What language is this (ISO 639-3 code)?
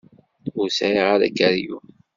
kab